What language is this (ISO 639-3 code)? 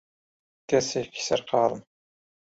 ckb